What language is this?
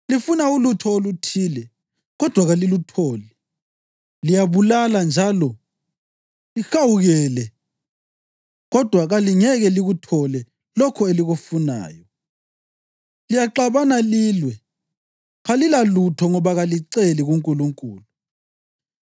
North Ndebele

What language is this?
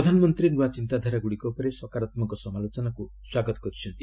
Odia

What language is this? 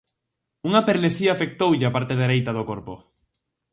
Galician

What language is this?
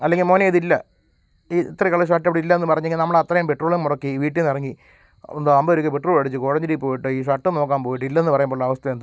Malayalam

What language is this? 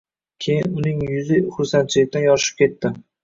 Uzbek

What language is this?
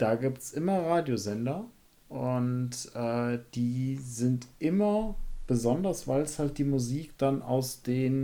German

